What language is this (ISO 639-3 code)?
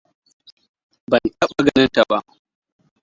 hau